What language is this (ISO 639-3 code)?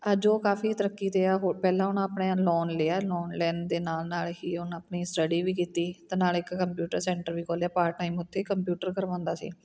pan